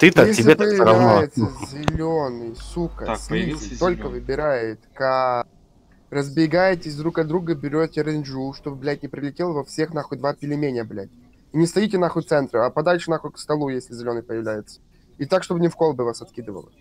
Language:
Russian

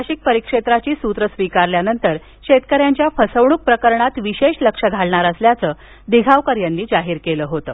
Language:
Marathi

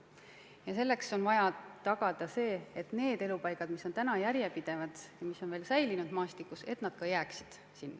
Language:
Estonian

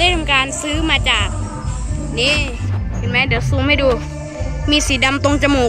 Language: Thai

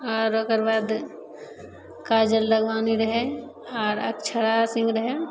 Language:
Maithili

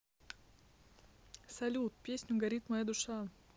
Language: Russian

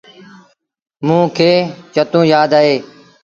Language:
Sindhi Bhil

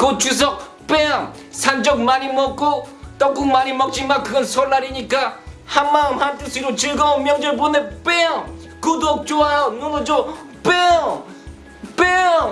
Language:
Korean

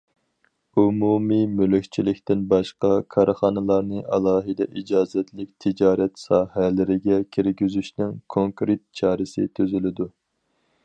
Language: Uyghur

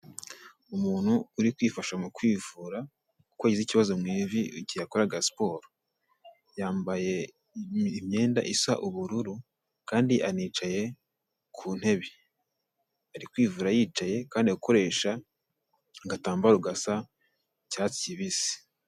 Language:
Kinyarwanda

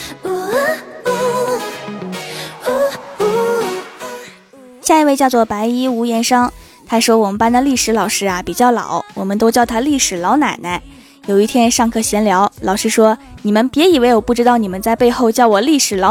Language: Chinese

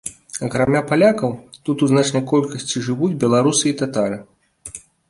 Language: Belarusian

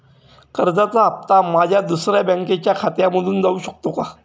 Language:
Marathi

